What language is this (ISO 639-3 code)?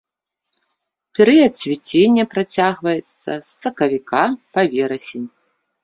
bel